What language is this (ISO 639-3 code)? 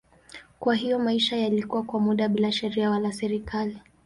swa